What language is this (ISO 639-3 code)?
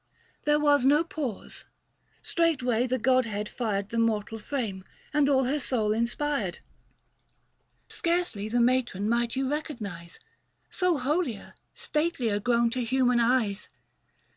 eng